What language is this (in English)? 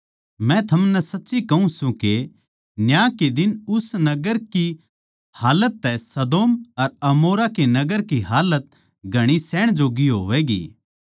Haryanvi